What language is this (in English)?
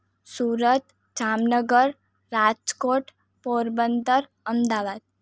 Gujarati